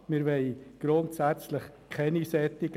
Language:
Swiss German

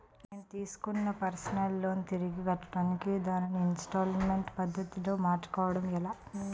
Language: Telugu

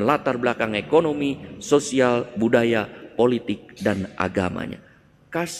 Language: Indonesian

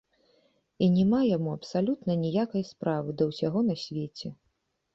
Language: Belarusian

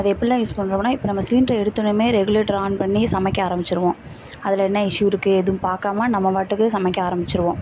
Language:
Tamil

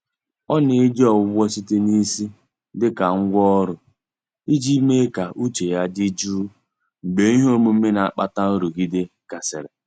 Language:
Igbo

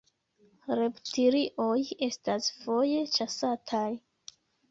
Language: Esperanto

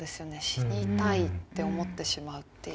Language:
Japanese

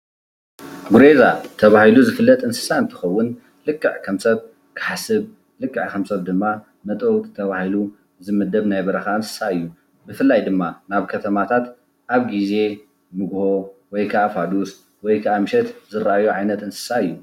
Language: Tigrinya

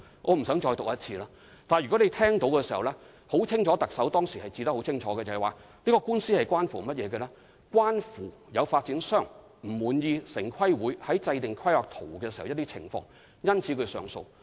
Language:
Cantonese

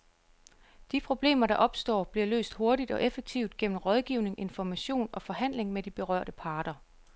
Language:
Danish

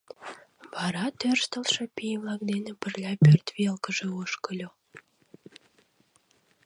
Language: Mari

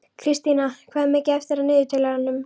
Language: Icelandic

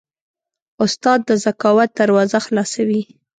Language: Pashto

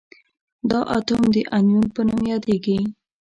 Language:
Pashto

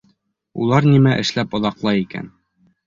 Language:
Bashkir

